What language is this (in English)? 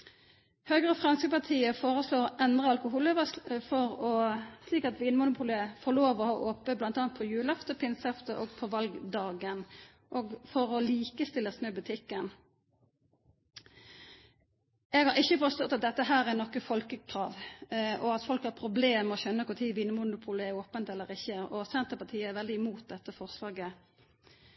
Norwegian Nynorsk